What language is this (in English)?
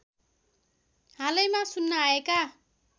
Nepali